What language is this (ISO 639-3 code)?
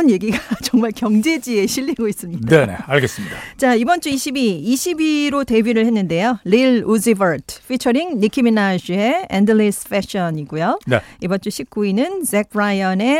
kor